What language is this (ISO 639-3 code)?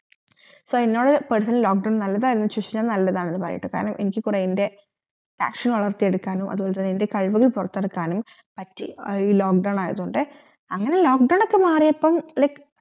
mal